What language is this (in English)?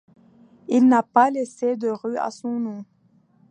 French